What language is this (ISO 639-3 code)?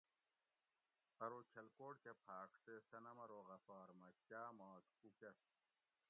gwc